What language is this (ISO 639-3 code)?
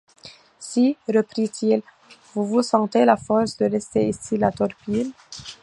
fra